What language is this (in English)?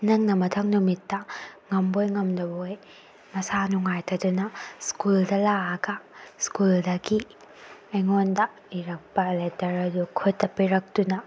Manipuri